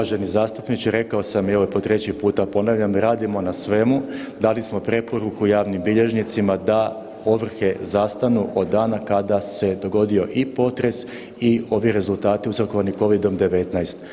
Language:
Croatian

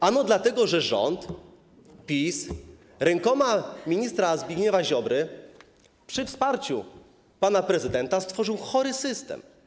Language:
Polish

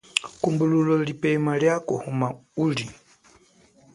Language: Chokwe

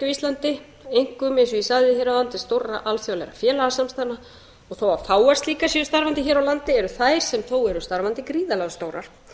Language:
Icelandic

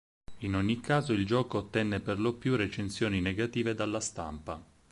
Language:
Italian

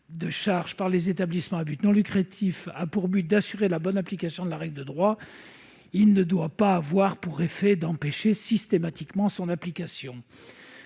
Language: French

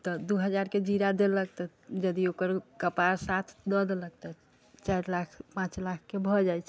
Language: Maithili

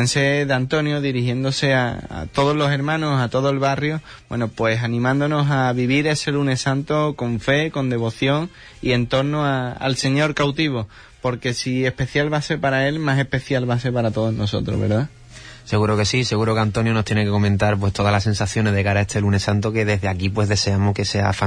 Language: Spanish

